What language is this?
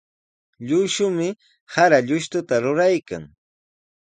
Sihuas Ancash Quechua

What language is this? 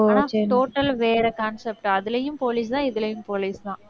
Tamil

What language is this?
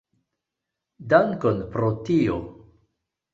Esperanto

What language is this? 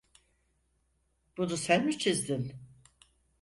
Turkish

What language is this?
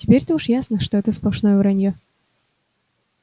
Russian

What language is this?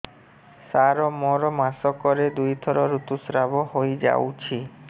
Odia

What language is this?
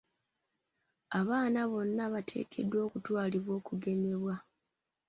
Ganda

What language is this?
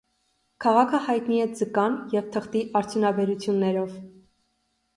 Armenian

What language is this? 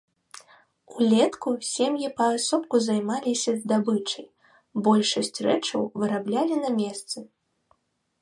Belarusian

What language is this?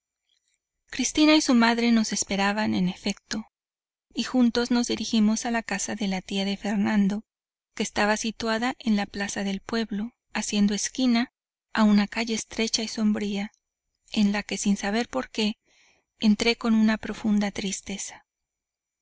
Spanish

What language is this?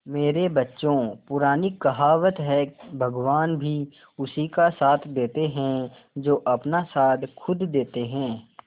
Hindi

